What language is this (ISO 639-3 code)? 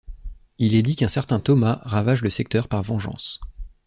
fra